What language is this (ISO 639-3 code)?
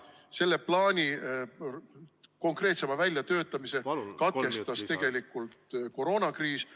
est